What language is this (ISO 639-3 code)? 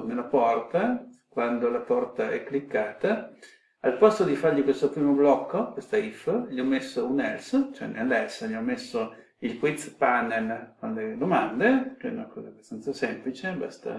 ita